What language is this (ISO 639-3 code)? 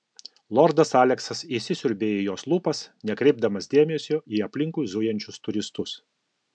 lit